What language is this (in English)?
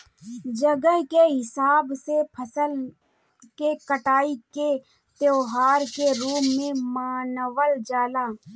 Bhojpuri